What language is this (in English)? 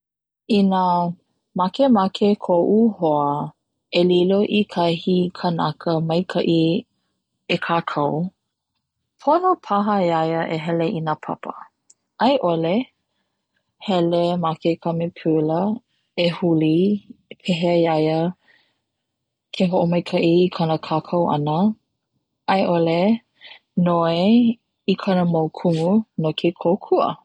Hawaiian